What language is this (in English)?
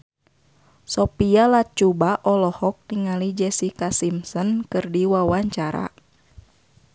Sundanese